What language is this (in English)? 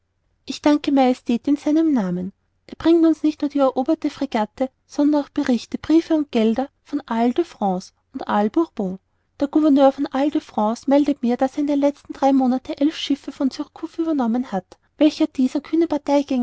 German